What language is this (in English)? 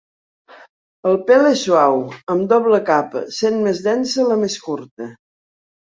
Catalan